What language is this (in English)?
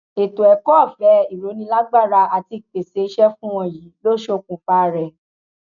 Yoruba